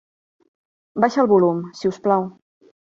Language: Catalan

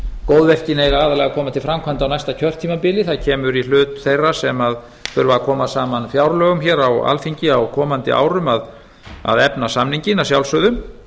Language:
Icelandic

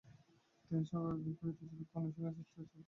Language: Bangla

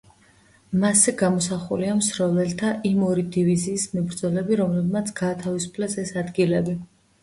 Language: Georgian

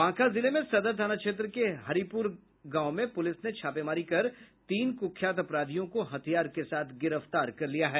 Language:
Hindi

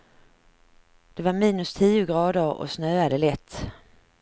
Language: Swedish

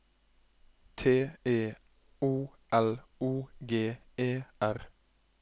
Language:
Norwegian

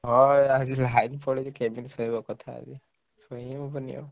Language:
Odia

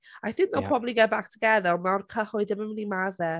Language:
Welsh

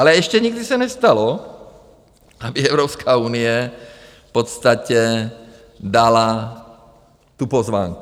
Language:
Czech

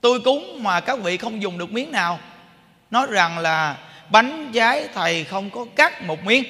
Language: Vietnamese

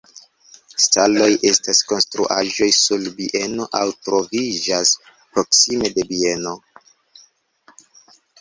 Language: Esperanto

